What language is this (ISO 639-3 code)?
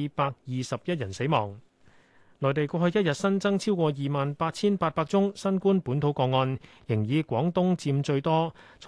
zho